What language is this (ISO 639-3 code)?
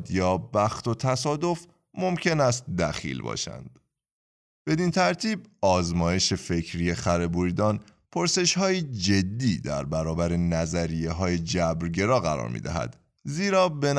fas